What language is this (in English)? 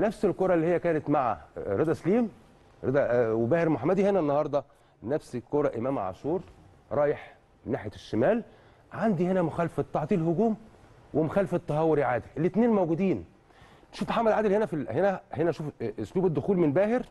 Arabic